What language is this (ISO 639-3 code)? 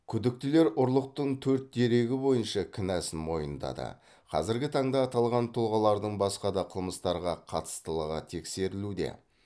kaz